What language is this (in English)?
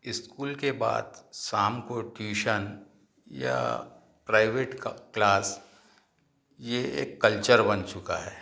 Hindi